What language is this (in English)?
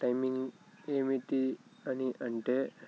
Telugu